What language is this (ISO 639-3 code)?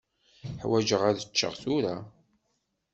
kab